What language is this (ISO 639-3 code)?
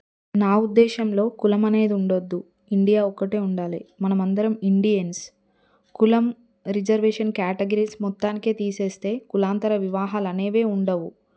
tel